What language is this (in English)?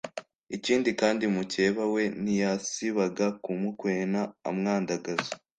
Kinyarwanda